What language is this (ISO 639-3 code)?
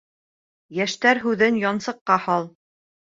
bak